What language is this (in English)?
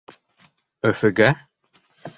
Bashkir